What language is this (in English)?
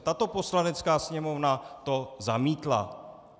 Czech